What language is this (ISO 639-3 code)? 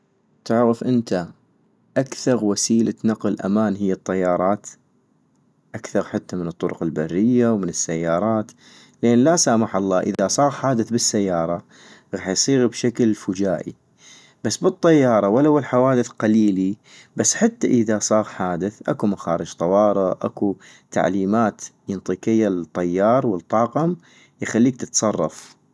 ayp